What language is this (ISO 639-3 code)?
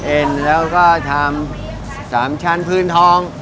tha